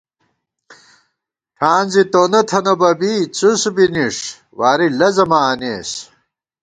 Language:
Gawar-Bati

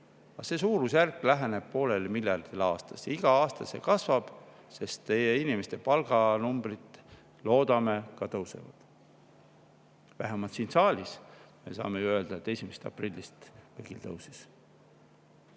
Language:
Estonian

